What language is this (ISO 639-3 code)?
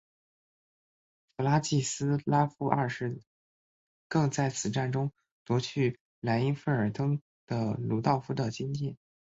zho